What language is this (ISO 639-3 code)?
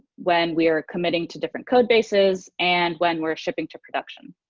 eng